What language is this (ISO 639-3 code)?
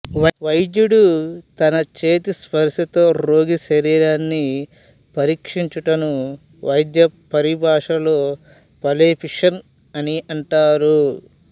tel